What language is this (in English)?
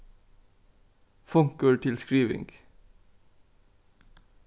Faroese